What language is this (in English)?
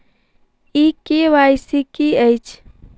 Maithili